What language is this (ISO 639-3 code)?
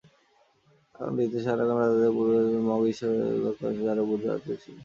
ben